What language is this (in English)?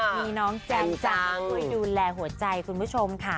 Thai